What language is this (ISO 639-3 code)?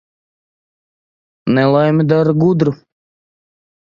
lav